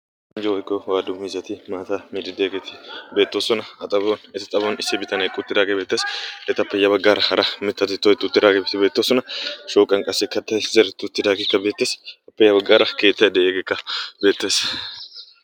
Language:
Wolaytta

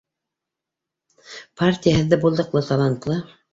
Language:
Bashkir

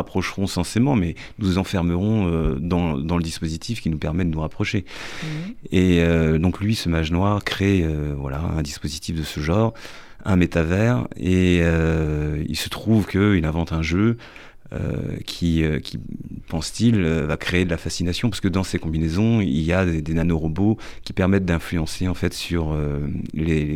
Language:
French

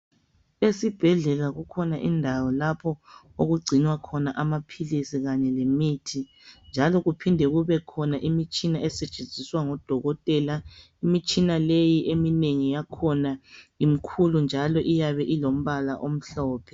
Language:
North Ndebele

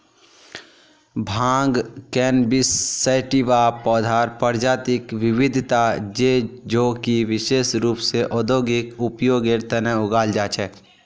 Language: Magahi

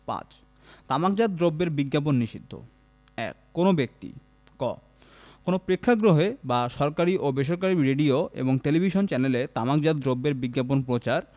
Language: Bangla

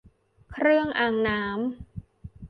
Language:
Thai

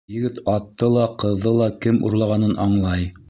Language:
Bashkir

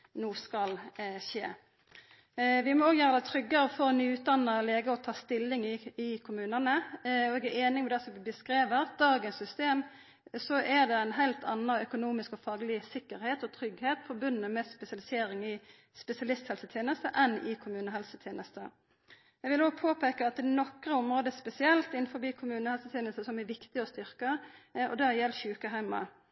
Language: Norwegian Nynorsk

